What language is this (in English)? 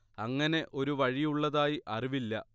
Malayalam